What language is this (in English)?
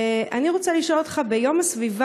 Hebrew